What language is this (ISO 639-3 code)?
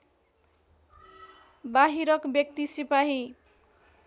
nep